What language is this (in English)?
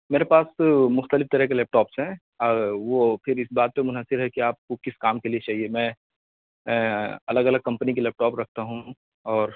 Urdu